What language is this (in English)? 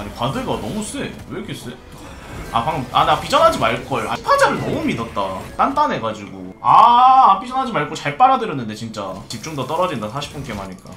Korean